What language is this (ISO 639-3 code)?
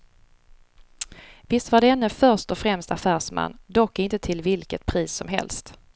swe